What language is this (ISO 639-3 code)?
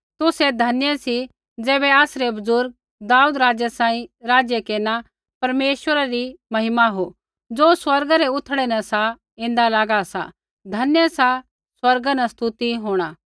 kfx